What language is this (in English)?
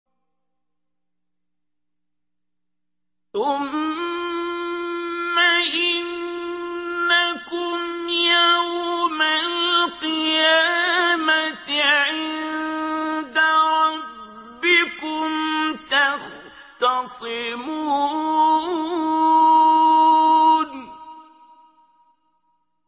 Arabic